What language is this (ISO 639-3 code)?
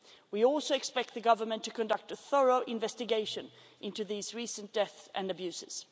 eng